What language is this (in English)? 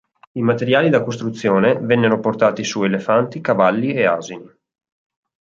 Italian